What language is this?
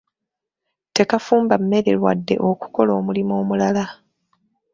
Ganda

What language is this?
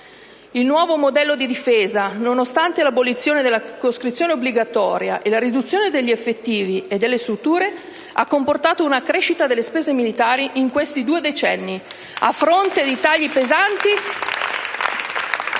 Italian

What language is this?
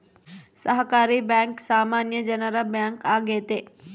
Kannada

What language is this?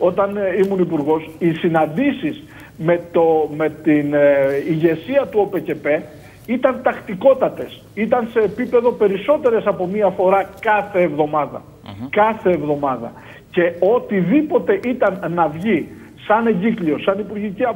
Greek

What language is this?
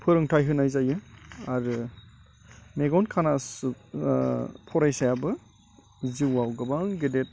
Bodo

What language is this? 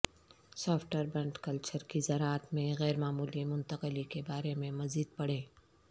Urdu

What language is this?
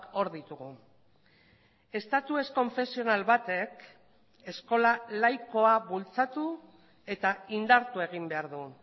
Basque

